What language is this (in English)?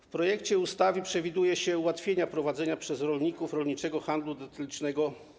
Polish